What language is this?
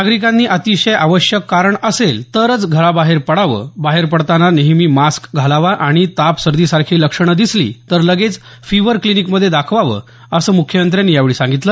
Marathi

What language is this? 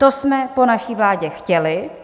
Czech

